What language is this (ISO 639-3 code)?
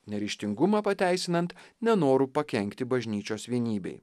lit